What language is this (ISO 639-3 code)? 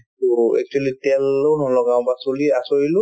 asm